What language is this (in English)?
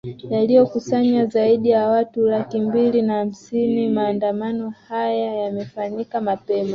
Swahili